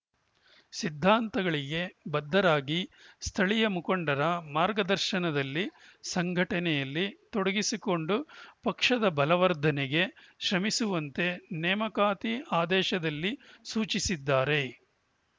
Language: Kannada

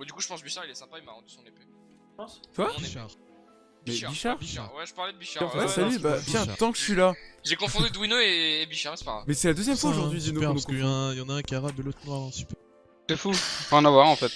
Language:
French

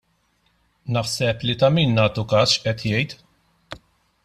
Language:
Maltese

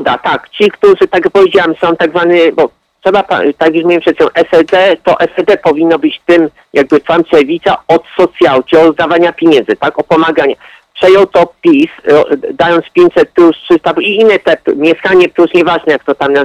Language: Polish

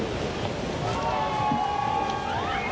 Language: Thai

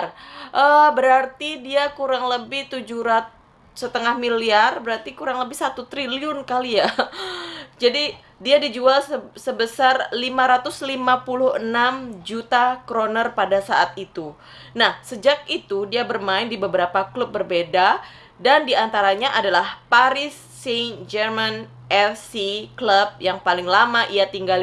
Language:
Indonesian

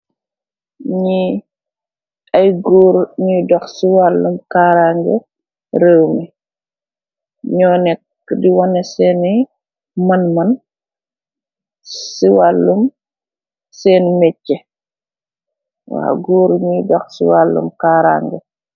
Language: Wolof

